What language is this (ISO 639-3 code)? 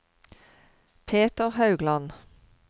nor